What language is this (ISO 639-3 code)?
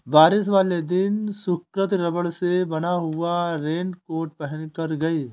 hin